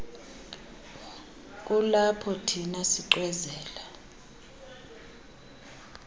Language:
Xhosa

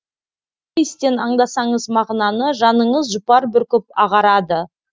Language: Kazakh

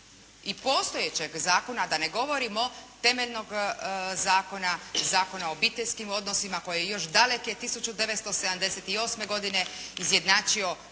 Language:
Croatian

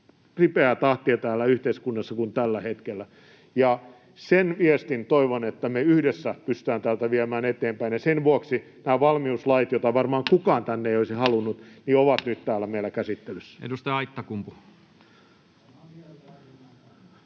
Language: Finnish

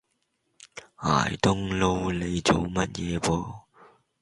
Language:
Cantonese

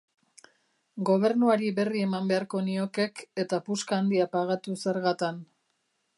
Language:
Basque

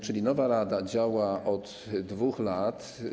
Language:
Polish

